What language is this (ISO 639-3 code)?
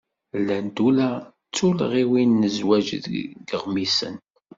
kab